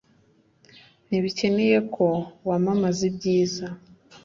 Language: Kinyarwanda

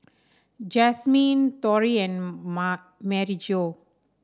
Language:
English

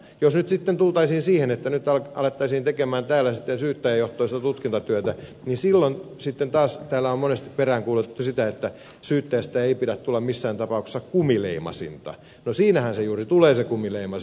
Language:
Finnish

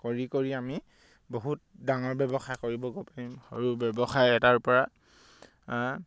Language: Assamese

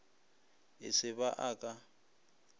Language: Northern Sotho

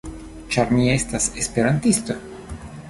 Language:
Esperanto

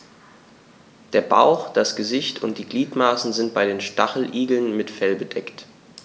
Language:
German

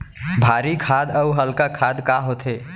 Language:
Chhattisgarhi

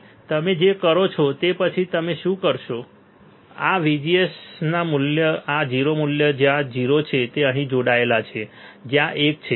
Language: Gujarati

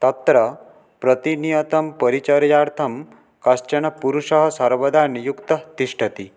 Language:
Sanskrit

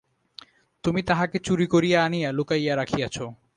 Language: Bangla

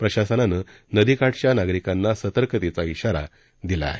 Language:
Marathi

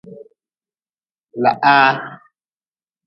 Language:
Nawdm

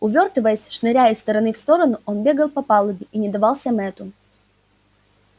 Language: Russian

